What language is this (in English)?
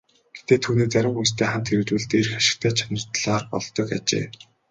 Mongolian